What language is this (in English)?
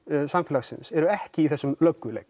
Icelandic